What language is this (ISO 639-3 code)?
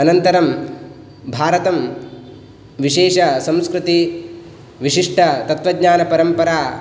san